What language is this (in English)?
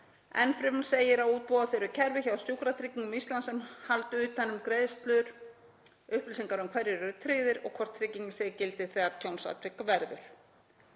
Icelandic